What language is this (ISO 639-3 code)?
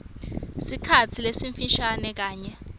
ssw